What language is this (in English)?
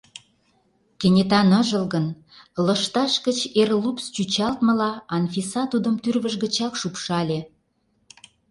Mari